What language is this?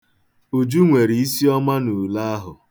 Igbo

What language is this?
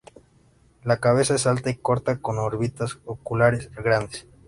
Spanish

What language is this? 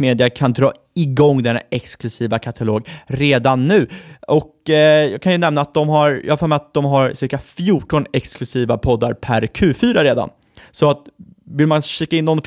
Swedish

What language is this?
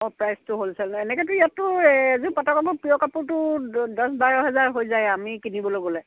Assamese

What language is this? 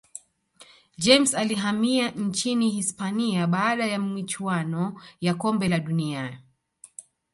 Swahili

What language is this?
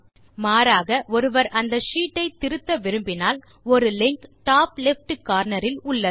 Tamil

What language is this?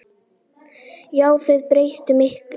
Icelandic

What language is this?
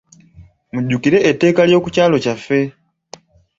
Ganda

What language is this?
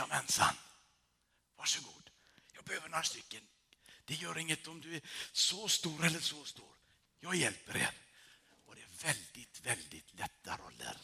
Swedish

